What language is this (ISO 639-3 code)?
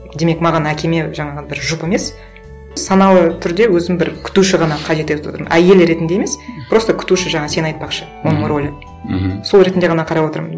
kaz